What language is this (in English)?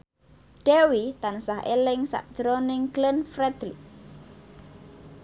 Javanese